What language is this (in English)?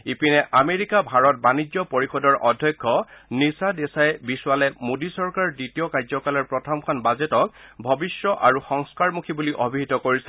Assamese